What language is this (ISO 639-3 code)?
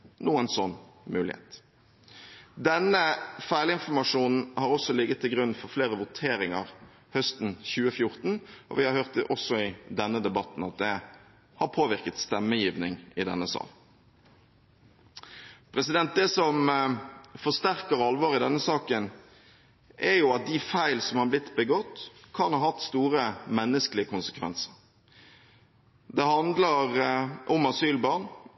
nob